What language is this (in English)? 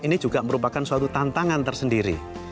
Indonesian